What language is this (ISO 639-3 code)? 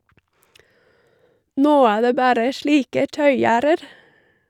nor